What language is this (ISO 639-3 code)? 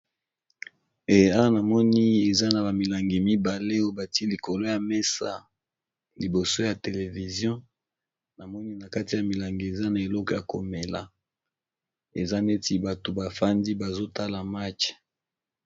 lin